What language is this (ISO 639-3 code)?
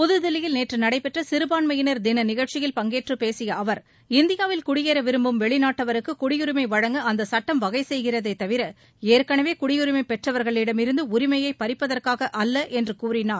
tam